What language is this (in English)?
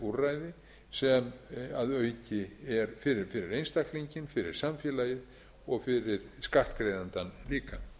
Icelandic